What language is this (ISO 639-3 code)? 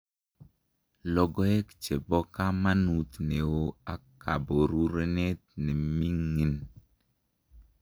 kln